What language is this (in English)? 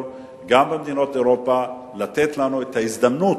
Hebrew